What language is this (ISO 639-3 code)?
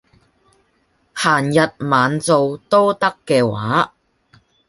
yue